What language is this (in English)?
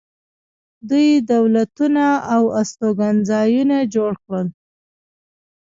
Pashto